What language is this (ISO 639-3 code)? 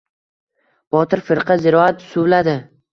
uzb